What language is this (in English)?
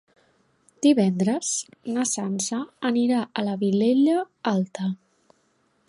Catalan